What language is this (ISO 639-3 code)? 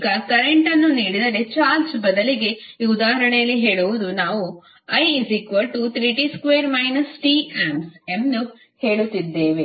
kan